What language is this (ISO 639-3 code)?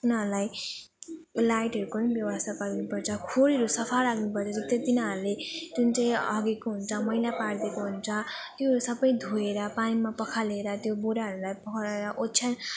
nep